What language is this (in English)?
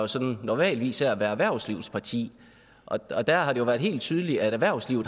Danish